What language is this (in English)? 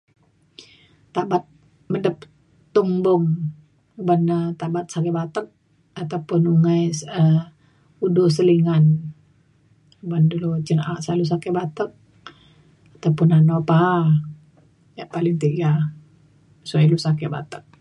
Mainstream Kenyah